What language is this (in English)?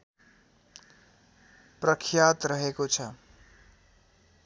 Nepali